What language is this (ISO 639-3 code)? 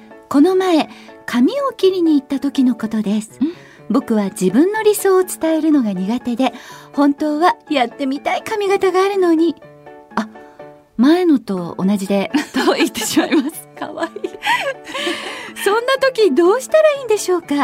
jpn